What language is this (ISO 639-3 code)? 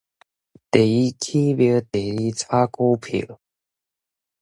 nan